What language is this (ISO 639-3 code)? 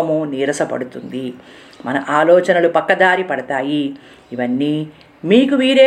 tel